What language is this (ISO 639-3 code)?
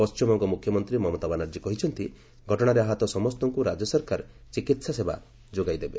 ori